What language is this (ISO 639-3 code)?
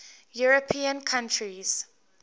eng